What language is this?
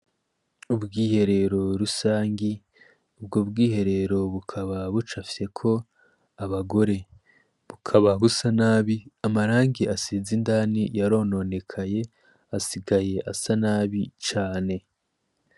Rundi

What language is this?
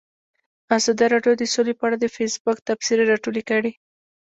Pashto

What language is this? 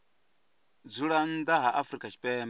Venda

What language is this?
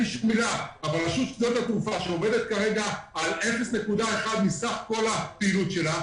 Hebrew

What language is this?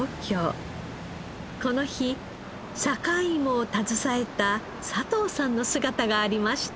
Japanese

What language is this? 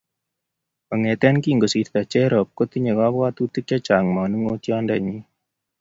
Kalenjin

